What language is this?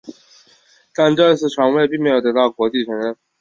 Chinese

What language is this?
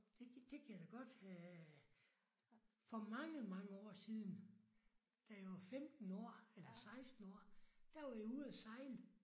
Danish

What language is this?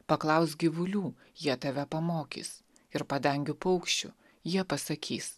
Lithuanian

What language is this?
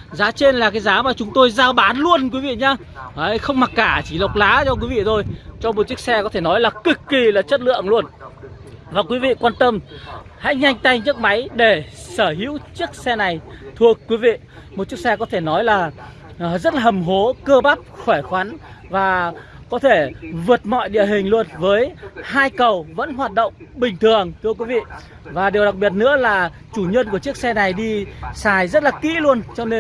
Vietnamese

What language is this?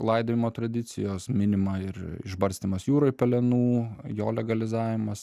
Lithuanian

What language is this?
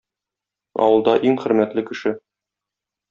Tatar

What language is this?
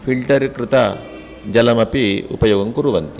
Sanskrit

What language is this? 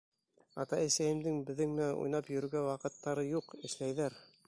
Bashkir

